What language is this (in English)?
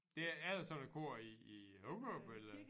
Danish